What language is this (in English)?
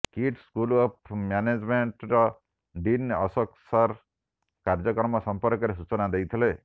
Odia